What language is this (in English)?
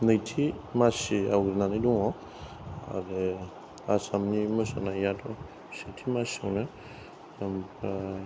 Bodo